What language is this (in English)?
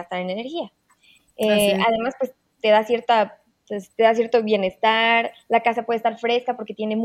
Spanish